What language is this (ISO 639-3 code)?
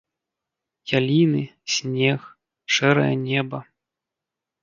bel